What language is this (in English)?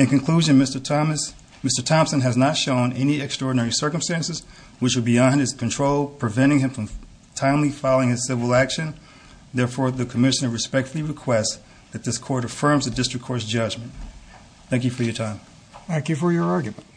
English